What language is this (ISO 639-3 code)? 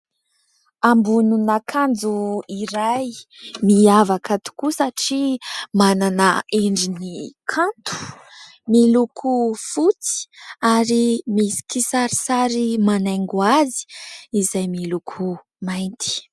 mlg